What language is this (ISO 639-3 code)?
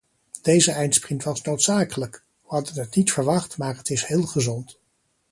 nld